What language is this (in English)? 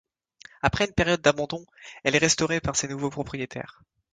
French